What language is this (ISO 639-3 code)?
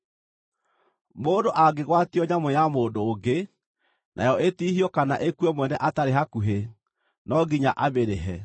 kik